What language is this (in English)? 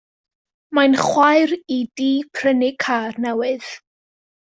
Welsh